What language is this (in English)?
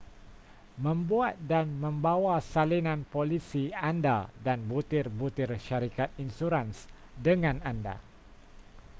Malay